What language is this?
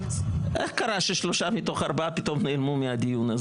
Hebrew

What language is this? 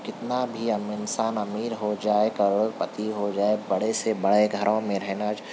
Urdu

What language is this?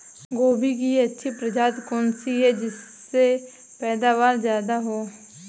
Hindi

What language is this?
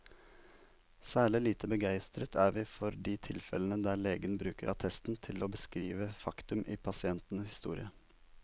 Norwegian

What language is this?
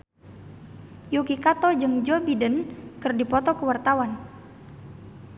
Sundanese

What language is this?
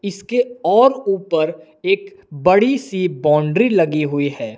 Hindi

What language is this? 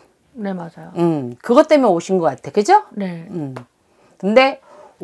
Korean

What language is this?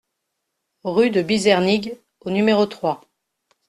French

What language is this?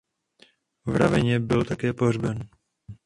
Czech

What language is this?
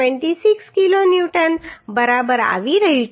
Gujarati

